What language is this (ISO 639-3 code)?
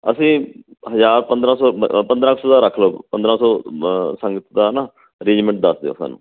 pan